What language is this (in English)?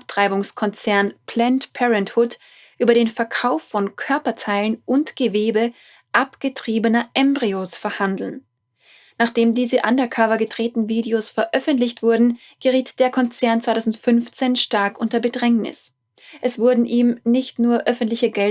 German